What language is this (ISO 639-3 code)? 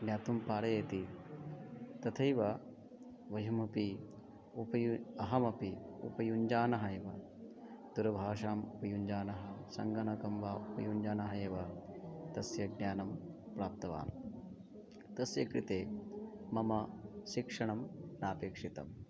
san